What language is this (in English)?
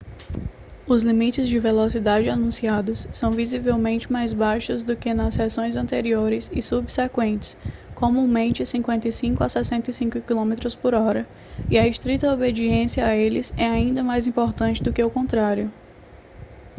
Portuguese